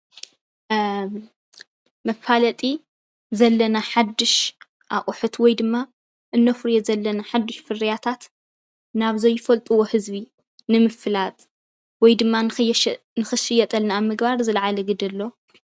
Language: Tigrinya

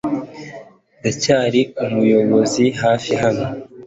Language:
Kinyarwanda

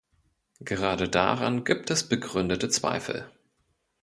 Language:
German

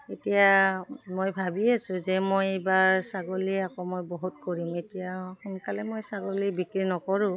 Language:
Assamese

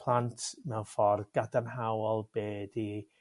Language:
Welsh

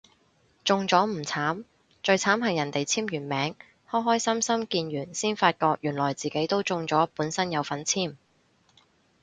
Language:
Cantonese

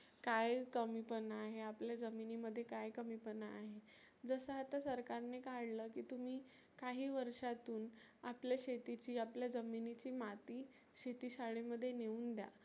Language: Marathi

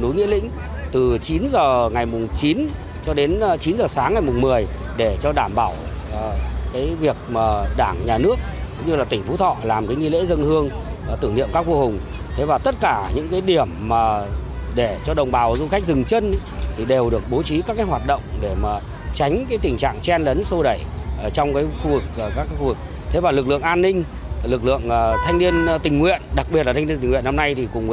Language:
Vietnamese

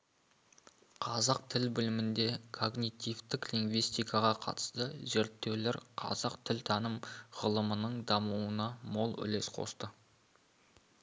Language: Kazakh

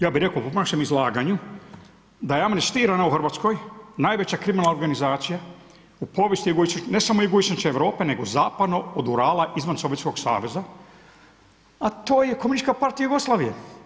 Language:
Croatian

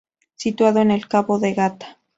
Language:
Spanish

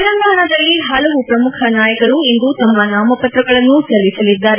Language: Kannada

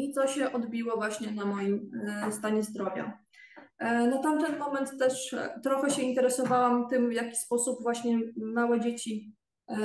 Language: Polish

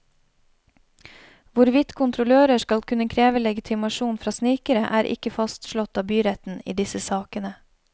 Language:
Norwegian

